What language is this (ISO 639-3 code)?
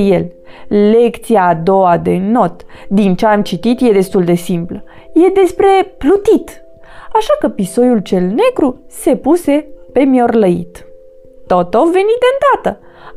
ron